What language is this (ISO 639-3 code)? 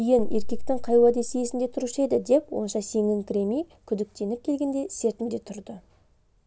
kaz